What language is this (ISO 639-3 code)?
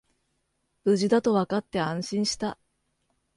jpn